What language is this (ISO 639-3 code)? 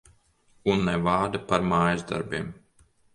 lav